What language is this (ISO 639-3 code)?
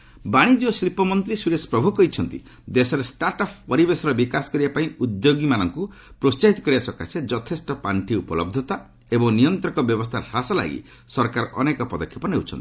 ori